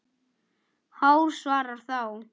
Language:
Icelandic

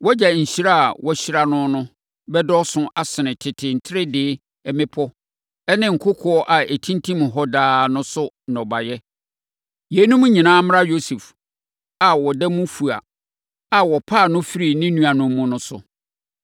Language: Akan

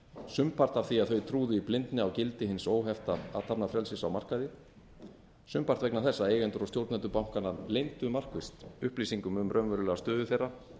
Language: Icelandic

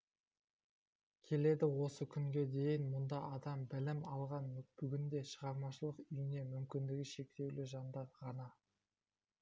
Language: Kazakh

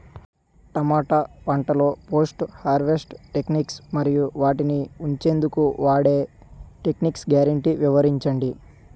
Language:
Telugu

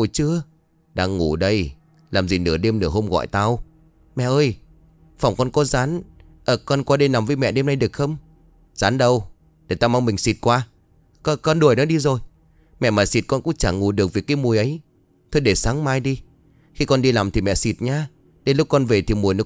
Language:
Vietnamese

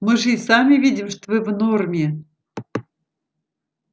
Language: Russian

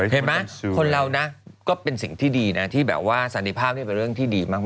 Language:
Thai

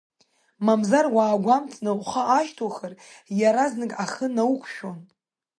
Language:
Abkhazian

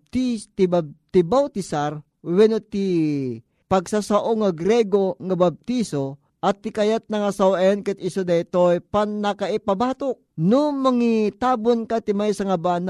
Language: Filipino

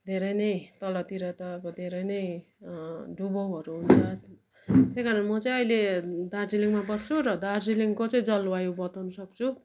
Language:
Nepali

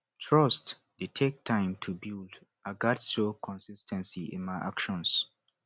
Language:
Nigerian Pidgin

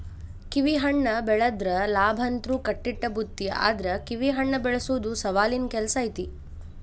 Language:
Kannada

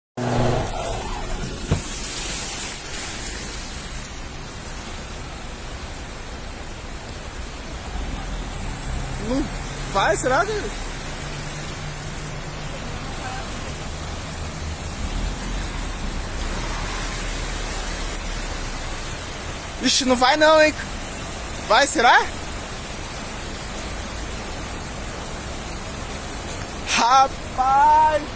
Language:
Portuguese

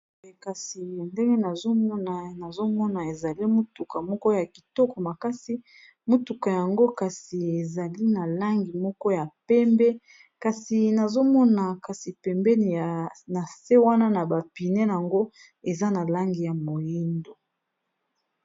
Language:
Lingala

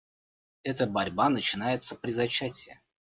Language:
Russian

